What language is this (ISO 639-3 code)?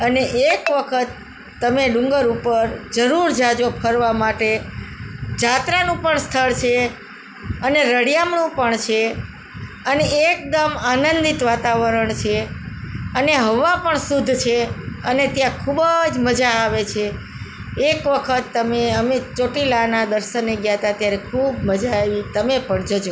guj